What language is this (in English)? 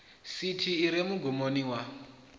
Venda